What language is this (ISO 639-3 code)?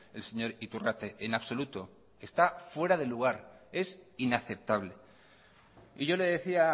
spa